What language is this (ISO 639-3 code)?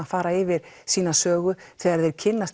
isl